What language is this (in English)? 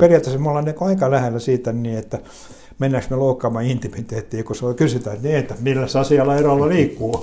Finnish